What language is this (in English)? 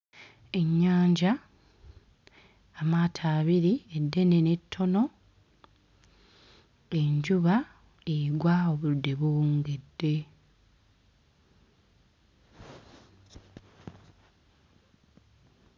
Ganda